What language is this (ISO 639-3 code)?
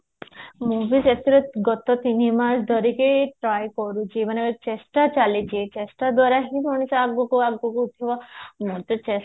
ori